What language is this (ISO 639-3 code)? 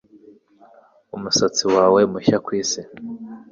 kin